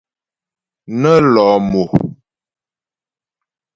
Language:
Ghomala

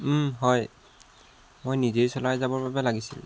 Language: Assamese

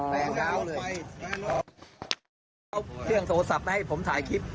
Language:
Thai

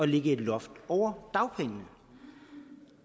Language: Danish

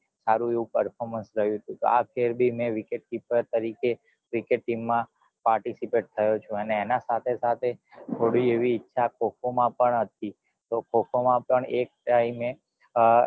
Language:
Gujarati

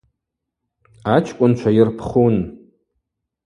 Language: Abaza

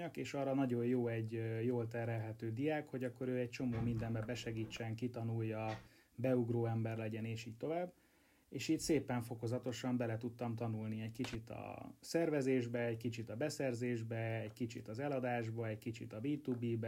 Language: Hungarian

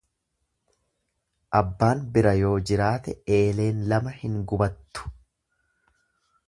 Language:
Oromo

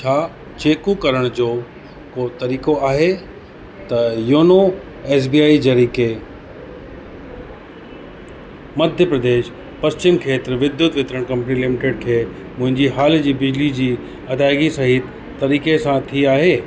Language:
Sindhi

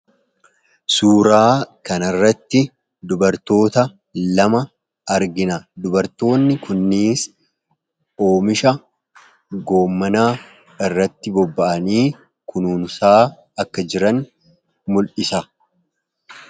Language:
Oromo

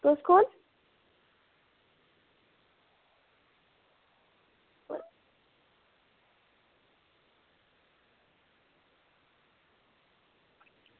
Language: Dogri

